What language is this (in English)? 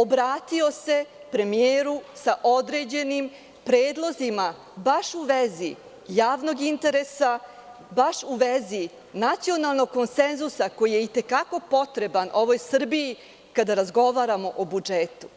Serbian